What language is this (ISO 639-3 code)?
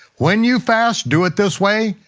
eng